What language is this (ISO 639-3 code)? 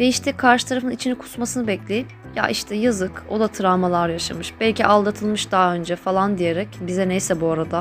tur